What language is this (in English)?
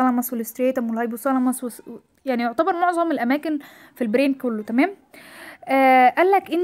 Arabic